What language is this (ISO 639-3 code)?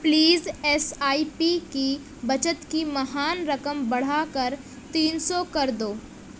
urd